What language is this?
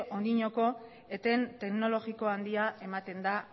Basque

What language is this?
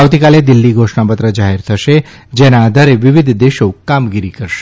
Gujarati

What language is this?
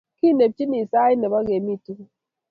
Kalenjin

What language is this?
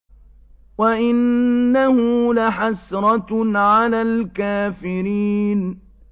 Arabic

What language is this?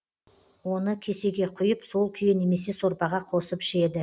Kazakh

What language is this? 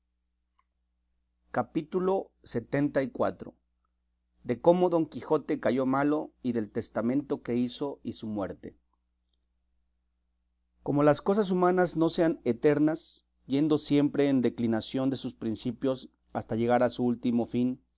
Spanish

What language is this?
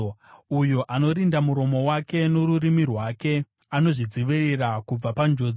Shona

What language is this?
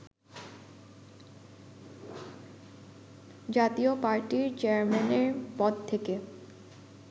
Bangla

